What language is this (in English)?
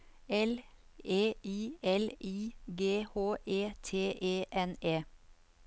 Norwegian